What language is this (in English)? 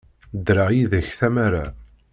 Kabyle